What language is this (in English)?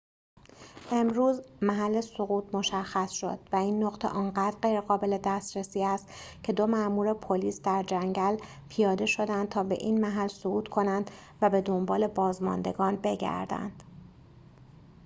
Persian